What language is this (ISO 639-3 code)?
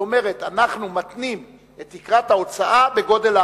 heb